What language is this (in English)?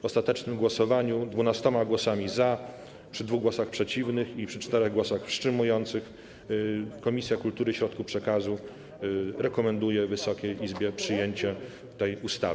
Polish